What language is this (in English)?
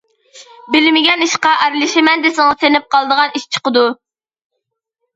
Uyghur